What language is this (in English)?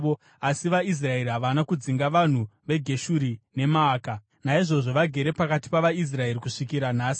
Shona